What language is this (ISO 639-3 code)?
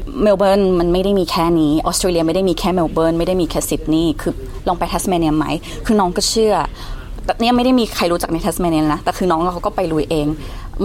tha